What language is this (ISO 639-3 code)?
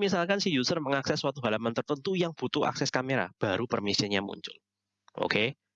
ind